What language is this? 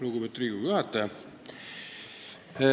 Estonian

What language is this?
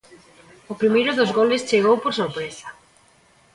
Galician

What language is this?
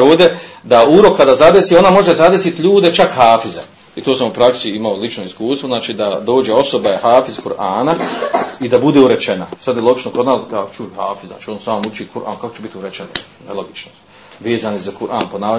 Croatian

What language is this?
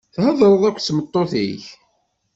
Kabyle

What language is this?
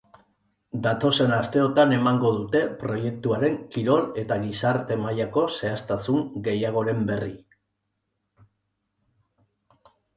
Basque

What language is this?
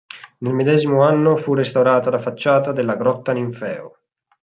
Italian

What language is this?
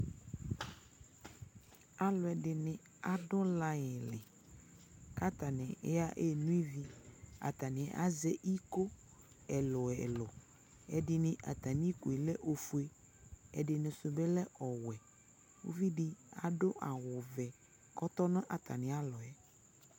Ikposo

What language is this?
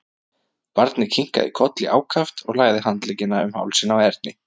Icelandic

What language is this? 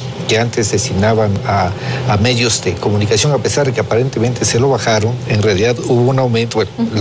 Spanish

